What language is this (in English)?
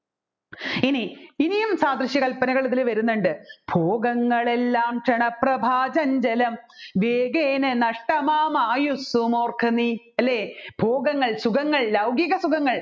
Malayalam